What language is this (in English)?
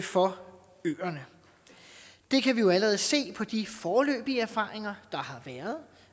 Danish